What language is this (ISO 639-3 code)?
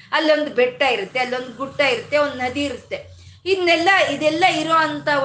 kan